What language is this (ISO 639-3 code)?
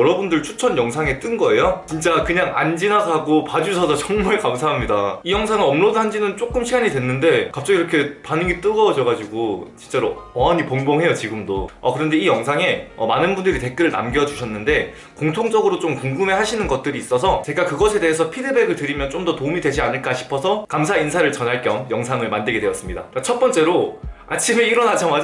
kor